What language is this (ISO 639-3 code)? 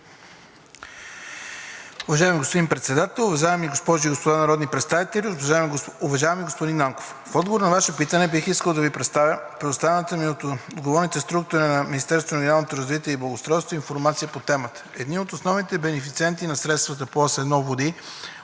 bul